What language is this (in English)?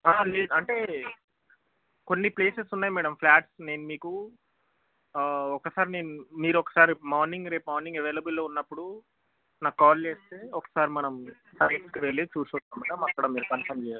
Telugu